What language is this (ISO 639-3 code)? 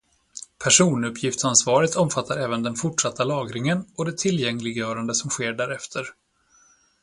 swe